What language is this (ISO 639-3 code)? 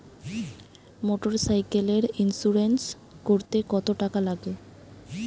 ben